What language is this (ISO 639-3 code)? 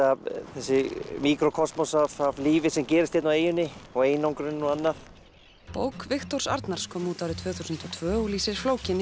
isl